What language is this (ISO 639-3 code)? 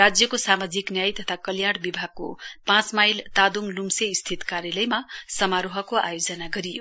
nep